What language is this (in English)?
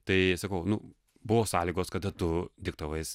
Lithuanian